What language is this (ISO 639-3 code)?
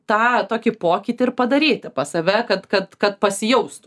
lit